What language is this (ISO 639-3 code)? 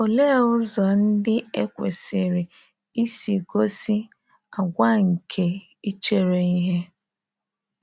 ibo